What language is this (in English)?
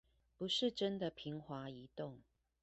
Chinese